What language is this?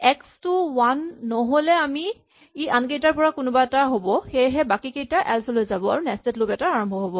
Assamese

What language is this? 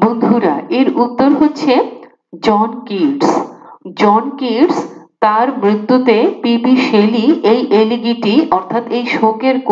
Hindi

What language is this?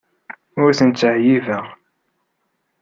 Kabyle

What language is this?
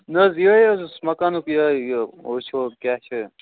Kashmiri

